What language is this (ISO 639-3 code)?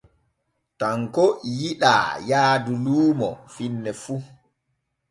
fue